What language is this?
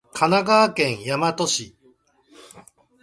Japanese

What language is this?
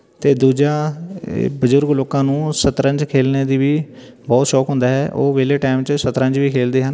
Punjabi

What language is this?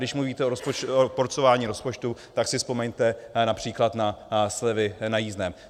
Czech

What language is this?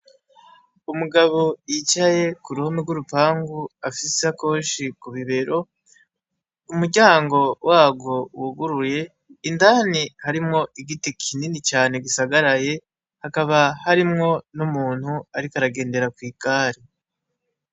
Rundi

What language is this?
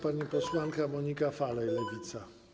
Polish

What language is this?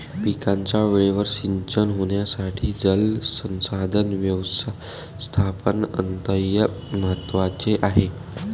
Marathi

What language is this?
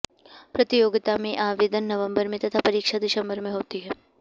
Sanskrit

